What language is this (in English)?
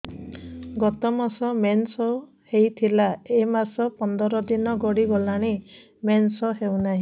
Odia